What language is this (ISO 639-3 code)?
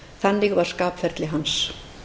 isl